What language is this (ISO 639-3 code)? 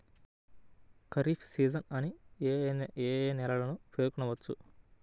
tel